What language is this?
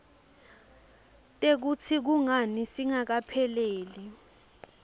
Swati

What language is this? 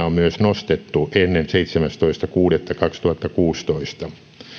Finnish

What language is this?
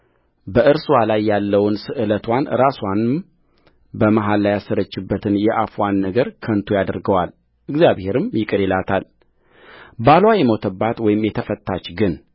Amharic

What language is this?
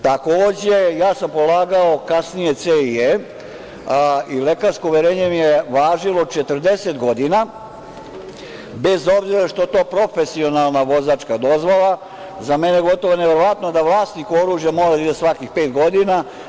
Serbian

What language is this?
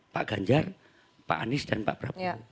Indonesian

